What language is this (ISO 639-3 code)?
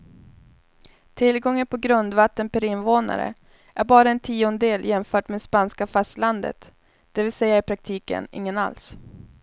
swe